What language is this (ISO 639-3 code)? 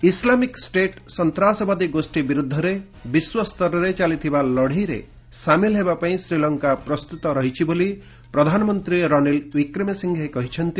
ori